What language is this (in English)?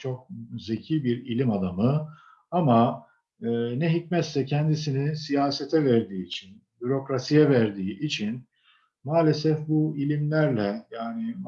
Turkish